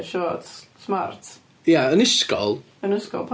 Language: Welsh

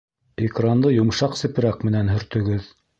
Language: Bashkir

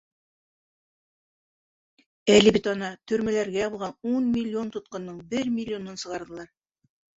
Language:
Bashkir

